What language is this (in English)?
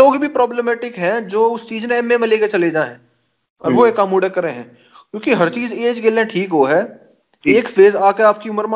Hindi